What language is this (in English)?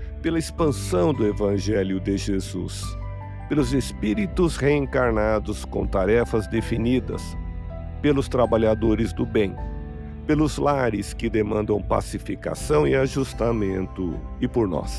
Portuguese